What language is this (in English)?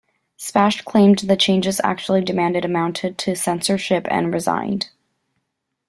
English